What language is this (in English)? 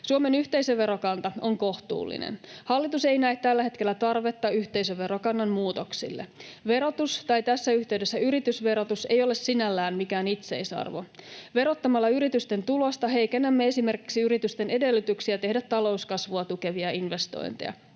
Finnish